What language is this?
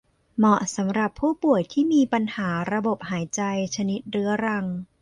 Thai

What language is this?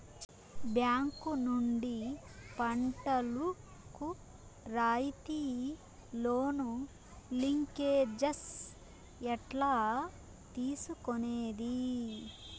Telugu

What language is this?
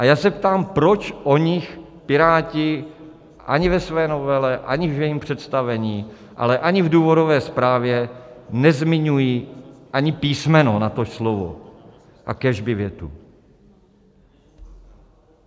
Czech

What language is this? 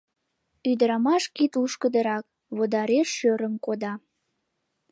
Mari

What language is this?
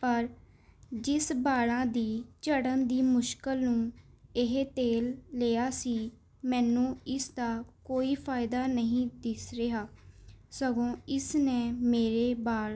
Punjabi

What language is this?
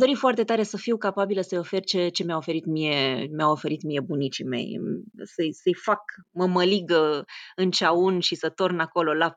Romanian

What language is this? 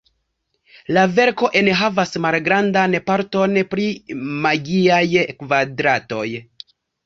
Esperanto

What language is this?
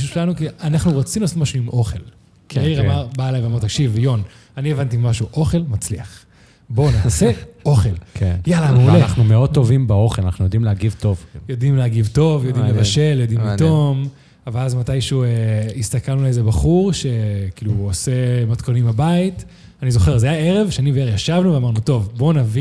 Hebrew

